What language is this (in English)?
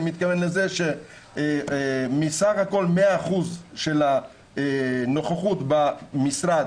Hebrew